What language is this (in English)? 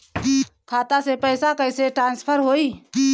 Bhojpuri